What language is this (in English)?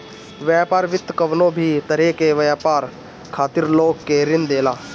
Bhojpuri